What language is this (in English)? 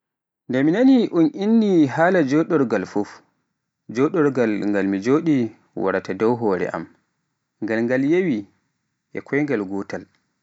Pular